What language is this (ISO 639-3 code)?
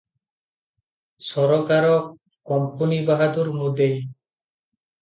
ori